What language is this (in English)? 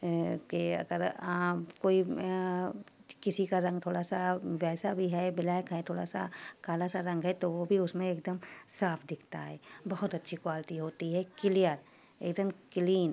Urdu